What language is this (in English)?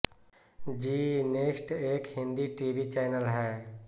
Hindi